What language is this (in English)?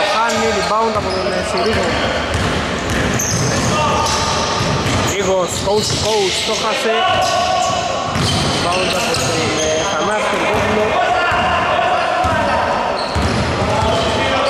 Greek